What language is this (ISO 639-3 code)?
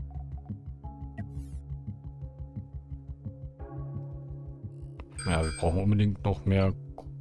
deu